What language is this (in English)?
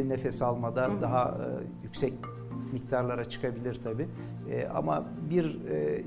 Turkish